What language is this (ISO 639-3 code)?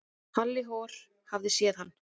isl